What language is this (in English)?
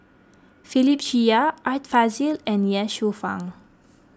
English